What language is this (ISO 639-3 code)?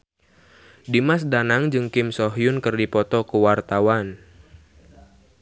sun